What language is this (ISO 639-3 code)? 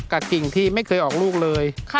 tha